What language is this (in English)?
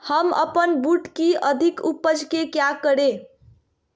Magahi